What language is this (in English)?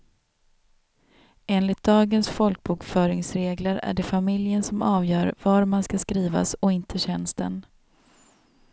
Swedish